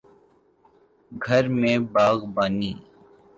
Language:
Urdu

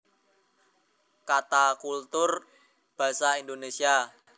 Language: Javanese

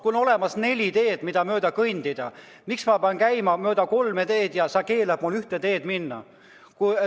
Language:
Estonian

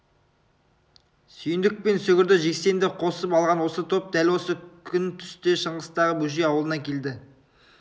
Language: Kazakh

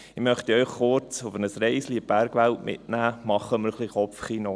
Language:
Swiss German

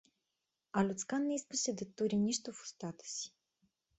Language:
Bulgarian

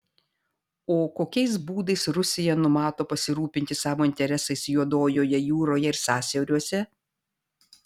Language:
Lithuanian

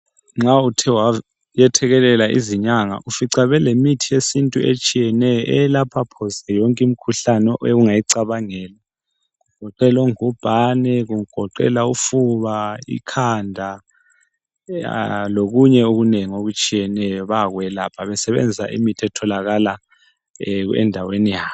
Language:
North Ndebele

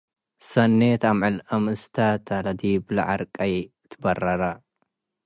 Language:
Tigre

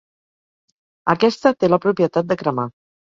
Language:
Catalan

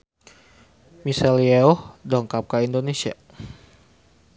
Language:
Sundanese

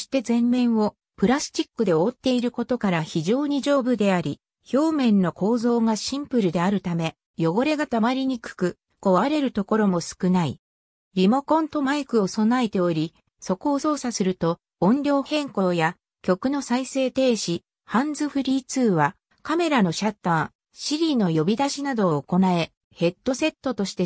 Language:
Japanese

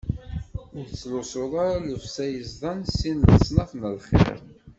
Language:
Kabyle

